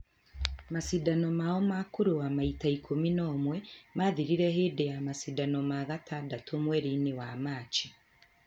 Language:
Kikuyu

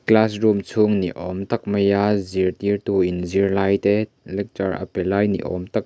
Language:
Mizo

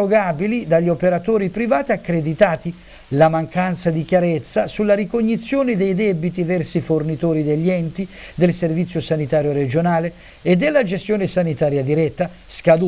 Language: Italian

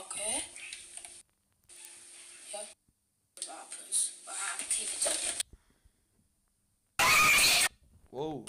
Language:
Dutch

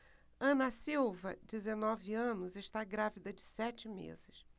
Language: Portuguese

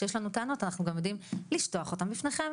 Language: Hebrew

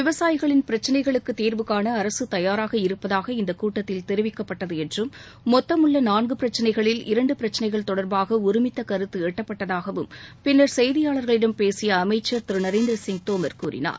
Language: Tamil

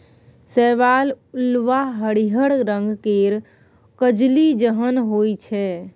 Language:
Maithili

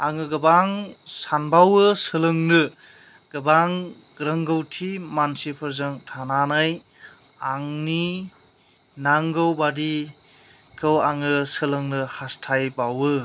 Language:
Bodo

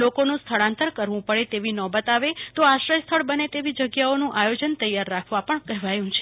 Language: Gujarati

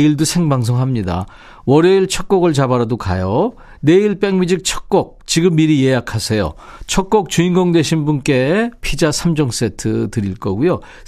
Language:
Korean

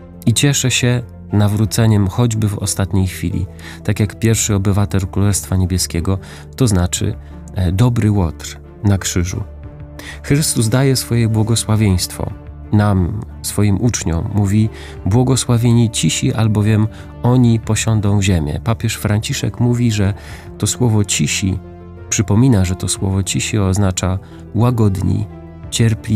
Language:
Polish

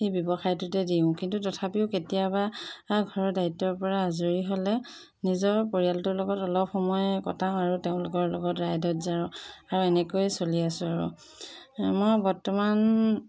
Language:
Assamese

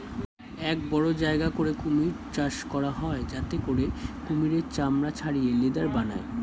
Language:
Bangla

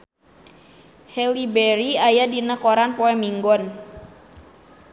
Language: Sundanese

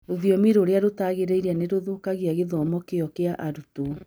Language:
Kikuyu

